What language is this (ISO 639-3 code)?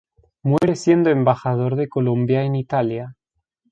spa